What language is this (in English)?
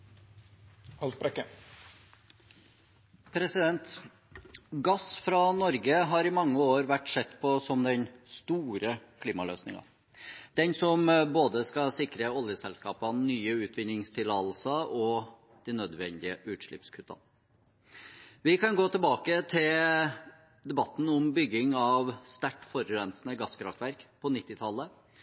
Norwegian